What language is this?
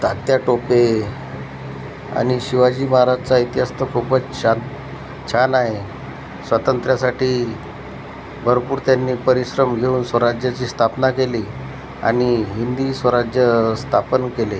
Marathi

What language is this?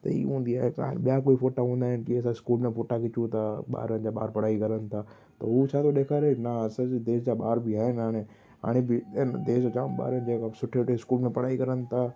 Sindhi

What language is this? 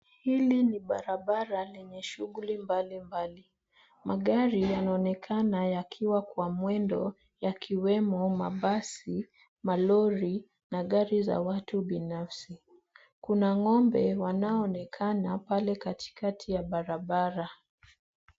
Swahili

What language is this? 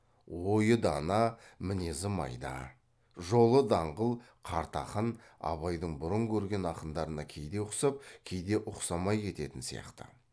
Kazakh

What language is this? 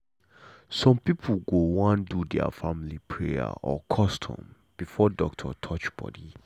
Nigerian Pidgin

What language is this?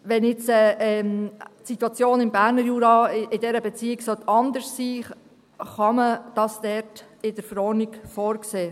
Swiss German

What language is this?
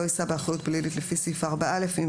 Hebrew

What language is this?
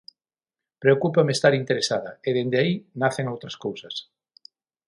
Galician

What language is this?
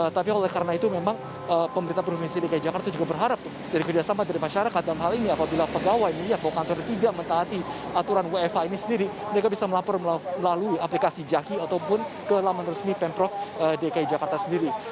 Indonesian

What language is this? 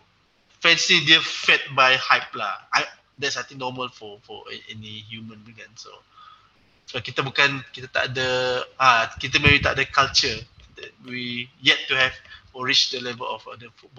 Malay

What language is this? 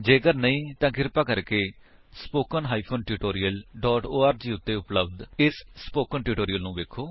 Punjabi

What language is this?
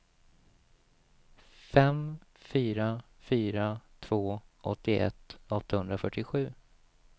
Swedish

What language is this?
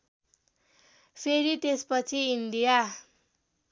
Nepali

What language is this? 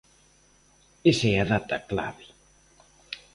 Galician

